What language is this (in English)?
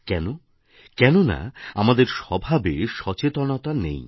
Bangla